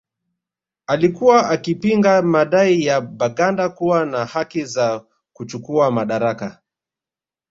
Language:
Swahili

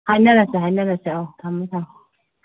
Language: Manipuri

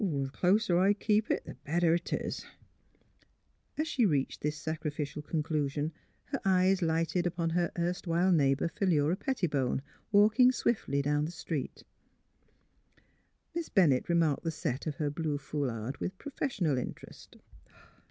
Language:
English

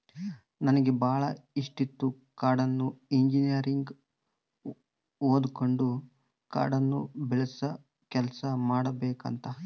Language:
Kannada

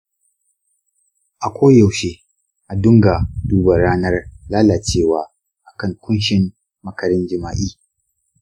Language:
Hausa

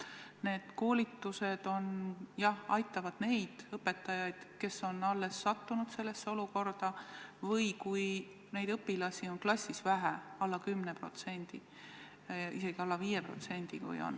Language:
Estonian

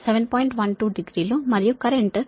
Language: Telugu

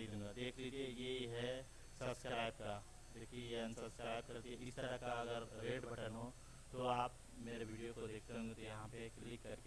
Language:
Hindi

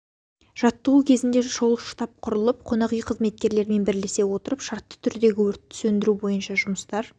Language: Kazakh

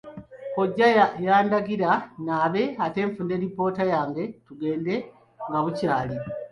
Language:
Ganda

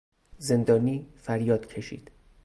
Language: Persian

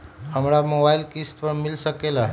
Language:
Magahi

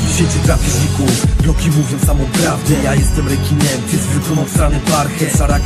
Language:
Polish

